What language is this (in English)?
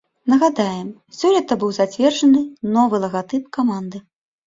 Belarusian